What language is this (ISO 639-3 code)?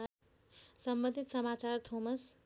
nep